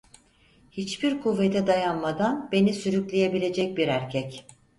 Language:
Turkish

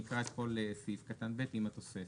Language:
Hebrew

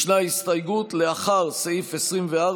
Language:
Hebrew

